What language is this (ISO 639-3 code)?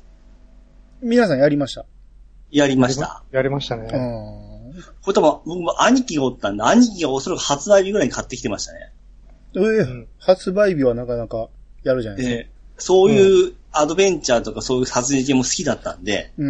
jpn